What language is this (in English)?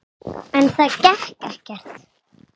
Icelandic